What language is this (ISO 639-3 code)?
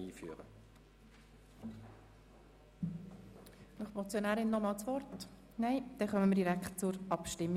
gsw